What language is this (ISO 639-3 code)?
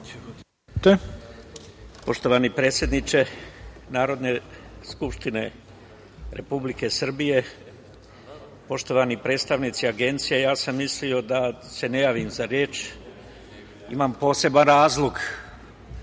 srp